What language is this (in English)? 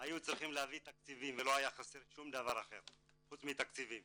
Hebrew